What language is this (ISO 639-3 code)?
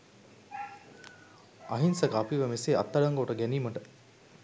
sin